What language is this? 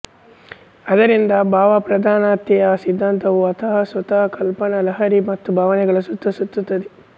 Kannada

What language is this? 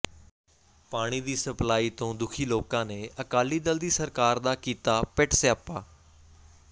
Punjabi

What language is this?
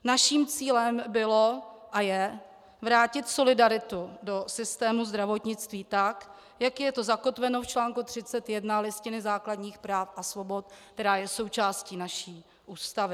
Czech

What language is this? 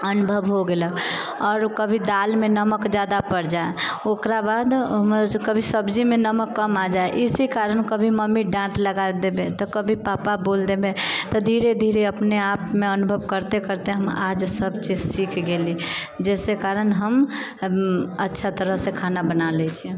Maithili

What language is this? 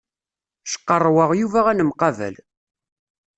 Kabyle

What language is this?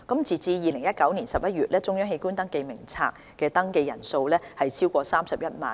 Cantonese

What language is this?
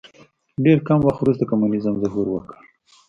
Pashto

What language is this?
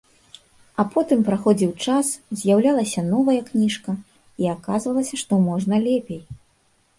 Belarusian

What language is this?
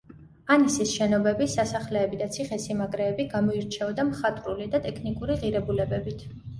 Georgian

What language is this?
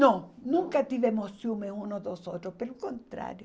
Portuguese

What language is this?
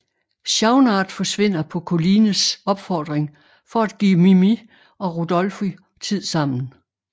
Danish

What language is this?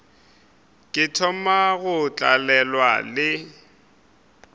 Northern Sotho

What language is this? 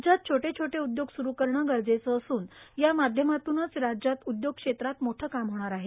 Marathi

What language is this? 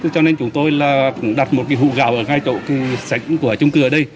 Vietnamese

